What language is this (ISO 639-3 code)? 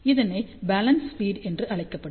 tam